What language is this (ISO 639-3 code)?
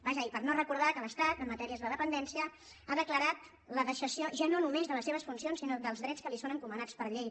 cat